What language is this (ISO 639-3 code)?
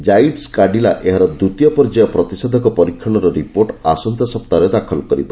ori